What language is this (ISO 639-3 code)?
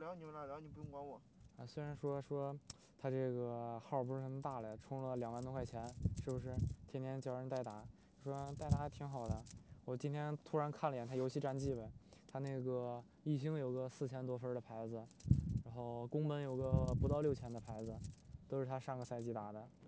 zho